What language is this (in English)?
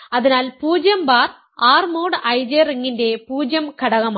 Malayalam